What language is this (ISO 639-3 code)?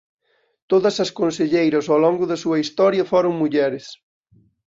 glg